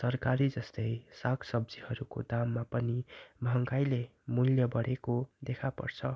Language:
Nepali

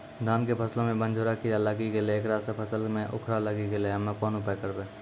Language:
Maithili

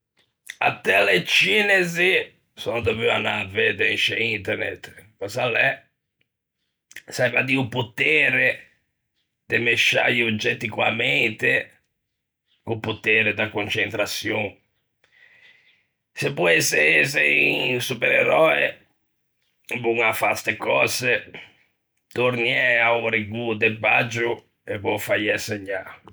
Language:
Ligurian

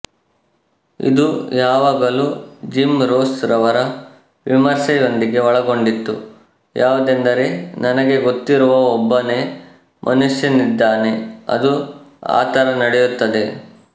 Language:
Kannada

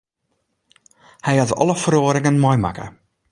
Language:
Western Frisian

